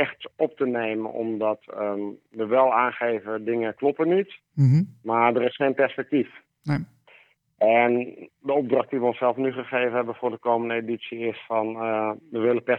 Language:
Dutch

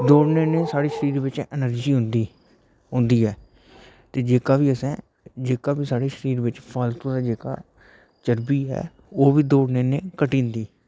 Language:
Dogri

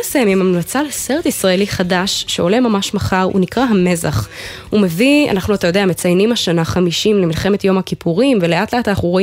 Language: Hebrew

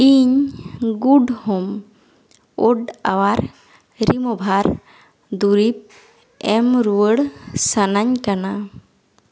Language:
Santali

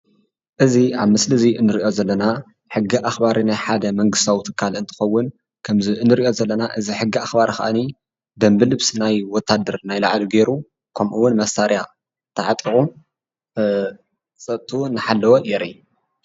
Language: Tigrinya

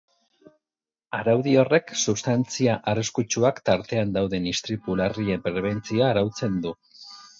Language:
Basque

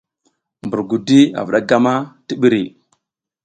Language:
South Giziga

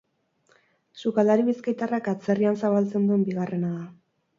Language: Basque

